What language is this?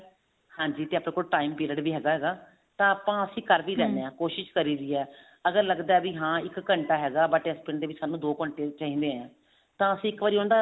Punjabi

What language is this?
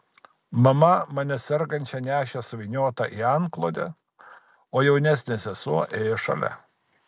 Lithuanian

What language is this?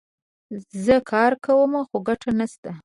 Pashto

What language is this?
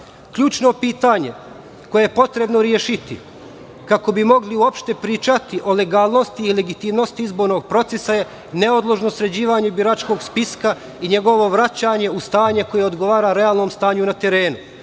Serbian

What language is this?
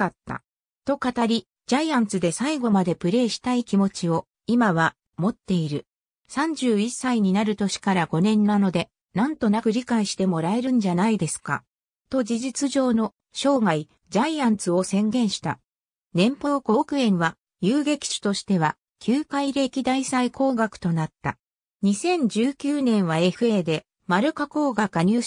Japanese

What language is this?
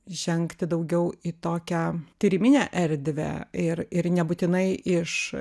Lithuanian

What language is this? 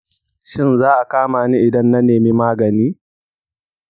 Hausa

